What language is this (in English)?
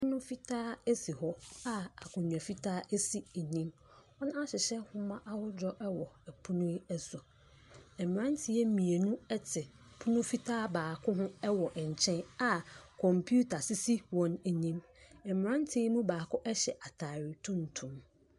Akan